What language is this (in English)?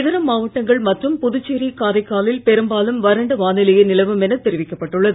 Tamil